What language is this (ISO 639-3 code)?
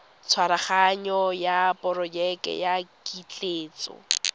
tsn